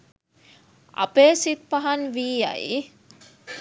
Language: Sinhala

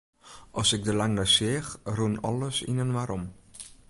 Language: Western Frisian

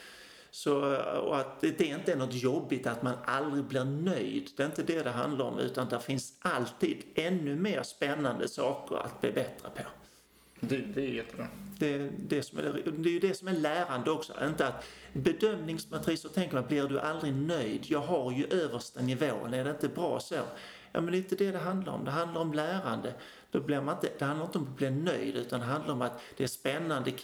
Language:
Swedish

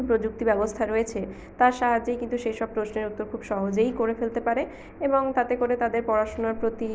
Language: Bangla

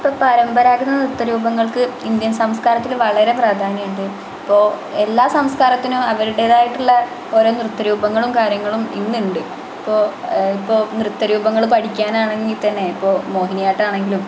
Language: Malayalam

